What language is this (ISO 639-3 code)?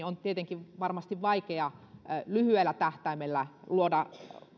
fin